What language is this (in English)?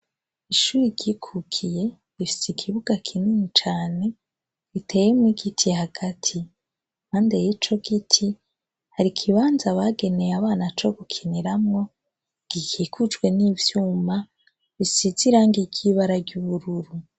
Rundi